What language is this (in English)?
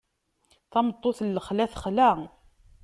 Kabyle